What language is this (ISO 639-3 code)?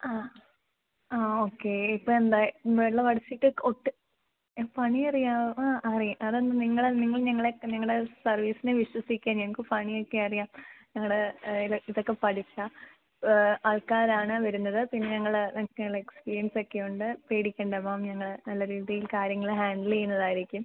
mal